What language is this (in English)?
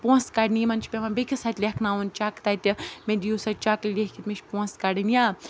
Kashmiri